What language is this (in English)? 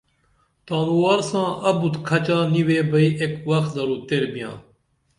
Dameli